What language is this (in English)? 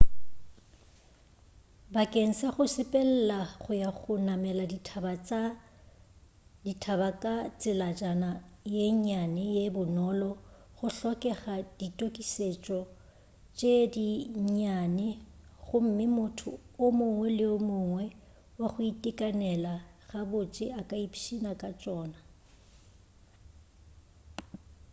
Northern Sotho